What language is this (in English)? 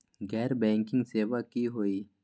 Magahi